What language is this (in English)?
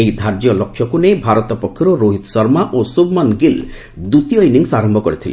Odia